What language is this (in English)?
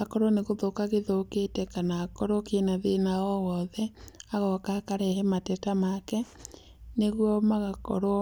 Kikuyu